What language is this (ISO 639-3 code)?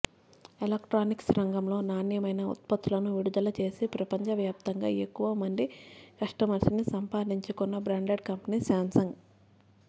tel